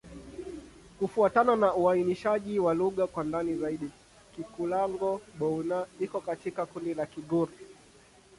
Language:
Swahili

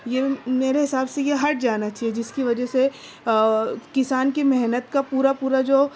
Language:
Urdu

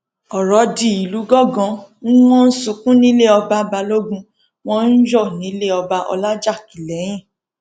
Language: Yoruba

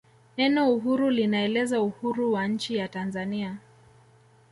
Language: Swahili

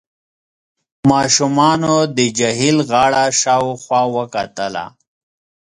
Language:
Pashto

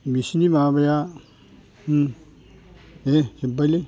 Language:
Bodo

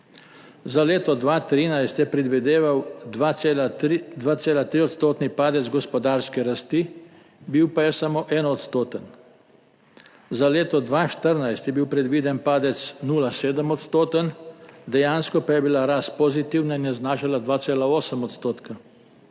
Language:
Slovenian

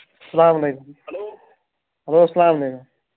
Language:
Kashmiri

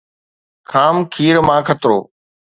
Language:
Sindhi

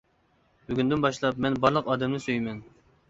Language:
Uyghur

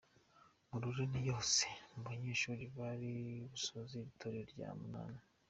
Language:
Kinyarwanda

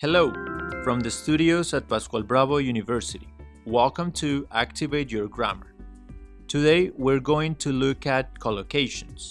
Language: English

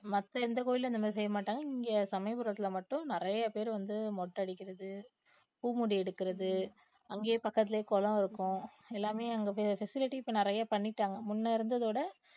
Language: Tamil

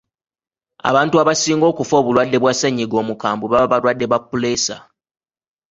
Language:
Ganda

